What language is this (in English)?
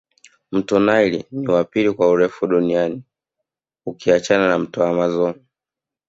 Swahili